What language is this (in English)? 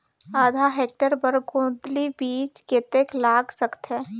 Chhattisgarhi